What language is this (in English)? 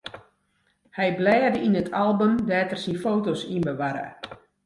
Western Frisian